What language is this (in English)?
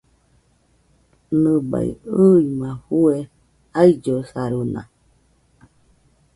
Nüpode Huitoto